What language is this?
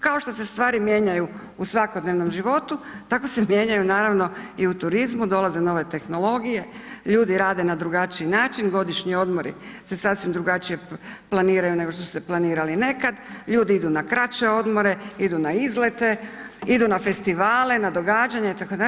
Croatian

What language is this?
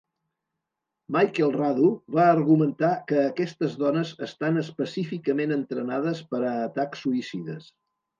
Catalan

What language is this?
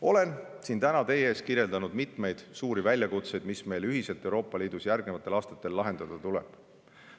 Estonian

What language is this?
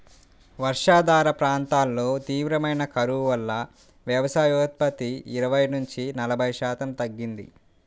Telugu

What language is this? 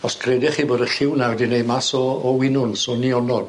Welsh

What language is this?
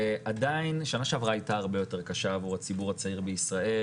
Hebrew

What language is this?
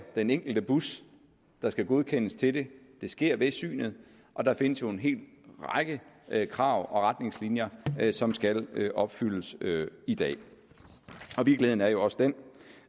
Danish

